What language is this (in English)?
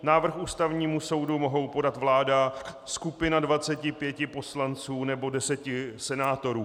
Czech